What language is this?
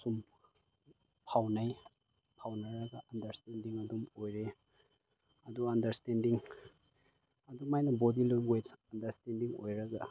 Manipuri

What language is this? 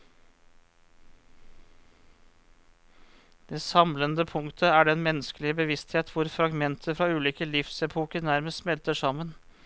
Norwegian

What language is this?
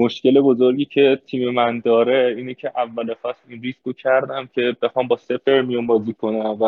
Persian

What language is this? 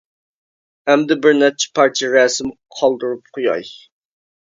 Uyghur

